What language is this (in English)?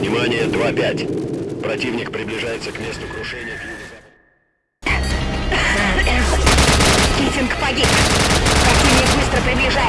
Russian